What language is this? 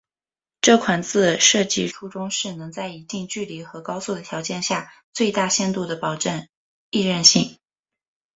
Chinese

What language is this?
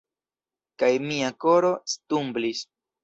Esperanto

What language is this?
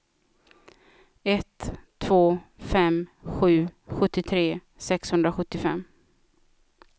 Swedish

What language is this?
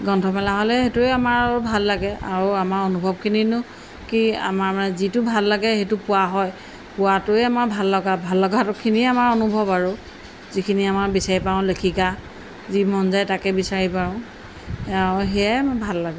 Assamese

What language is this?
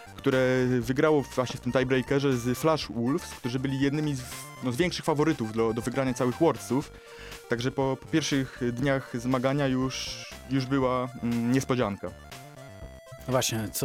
Polish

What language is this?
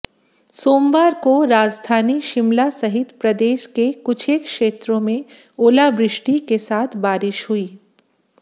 Hindi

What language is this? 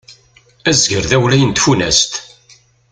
Kabyle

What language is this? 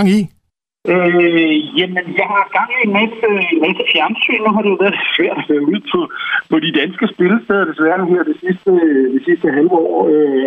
Danish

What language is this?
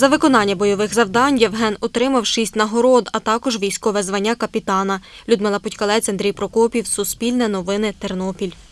Ukrainian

